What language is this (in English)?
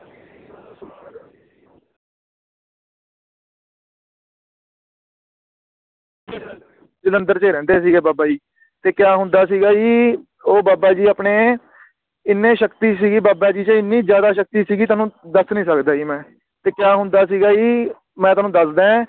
Punjabi